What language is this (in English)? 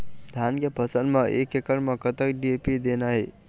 Chhattisgarhi